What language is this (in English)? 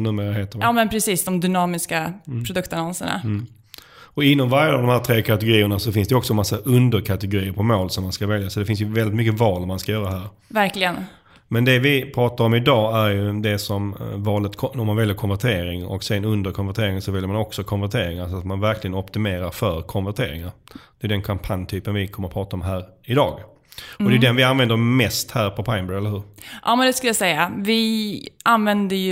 Swedish